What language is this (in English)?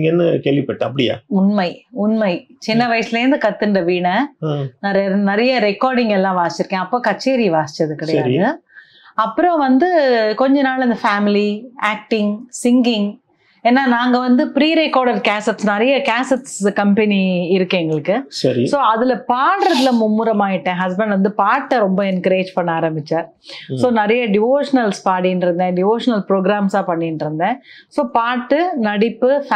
Tamil